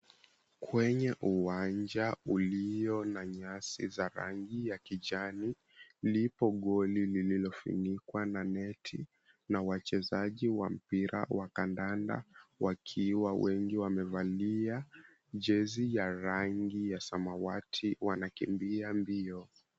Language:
Swahili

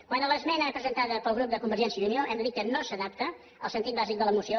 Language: Catalan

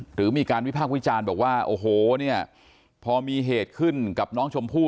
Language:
Thai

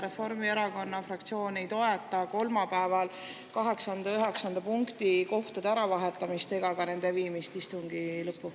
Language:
Estonian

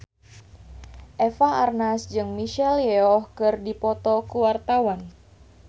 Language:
Sundanese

